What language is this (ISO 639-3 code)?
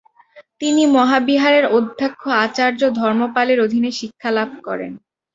ben